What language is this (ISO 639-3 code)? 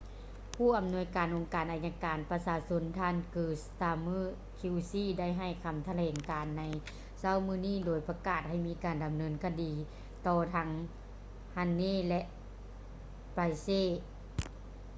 lao